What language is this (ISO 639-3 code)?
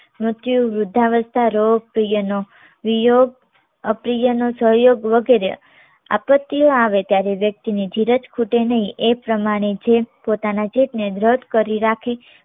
guj